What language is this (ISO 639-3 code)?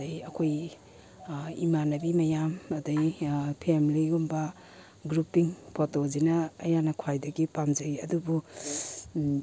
mni